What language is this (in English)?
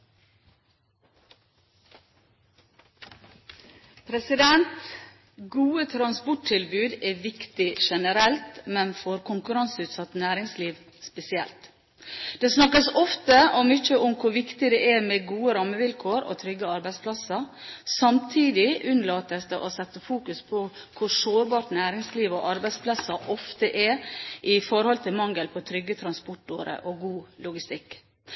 Norwegian Bokmål